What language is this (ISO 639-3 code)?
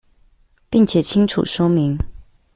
zho